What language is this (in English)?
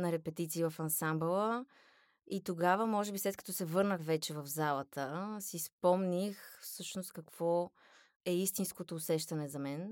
Bulgarian